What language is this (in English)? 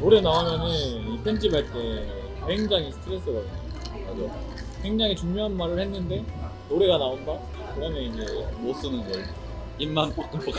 Korean